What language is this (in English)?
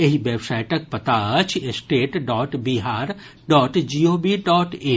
Maithili